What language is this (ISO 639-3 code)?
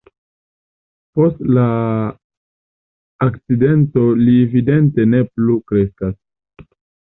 epo